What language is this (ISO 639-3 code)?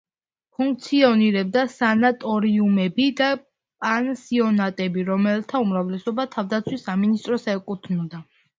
kat